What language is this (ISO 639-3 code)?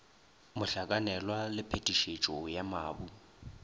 nso